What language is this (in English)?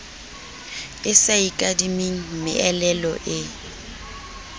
Southern Sotho